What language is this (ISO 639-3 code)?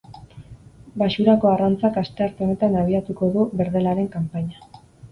eus